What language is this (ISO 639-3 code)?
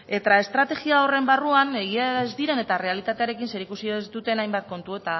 eus